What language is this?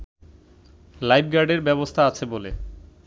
Bangla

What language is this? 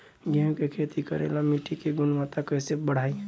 Bhojpuri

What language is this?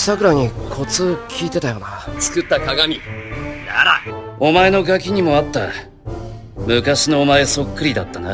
Japanese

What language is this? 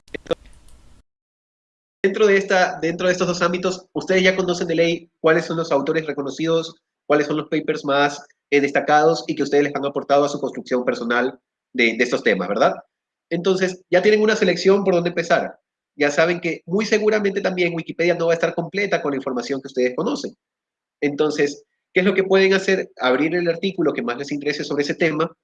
Spanish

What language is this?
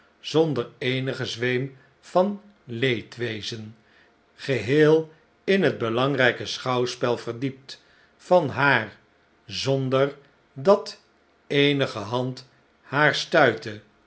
Dutch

